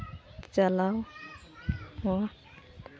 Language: Santali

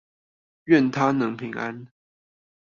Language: Chinese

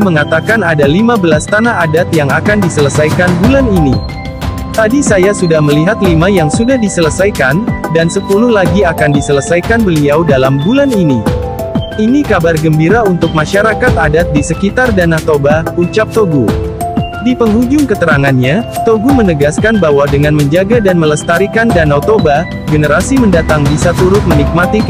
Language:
Indonesian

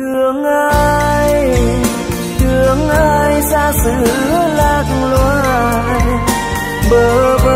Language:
Vietnamese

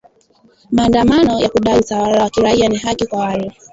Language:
Swahili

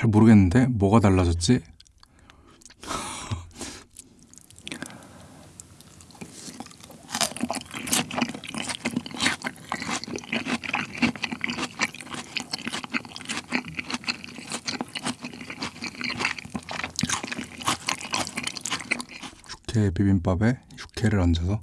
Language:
Korean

